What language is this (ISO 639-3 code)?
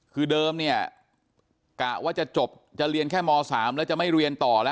tha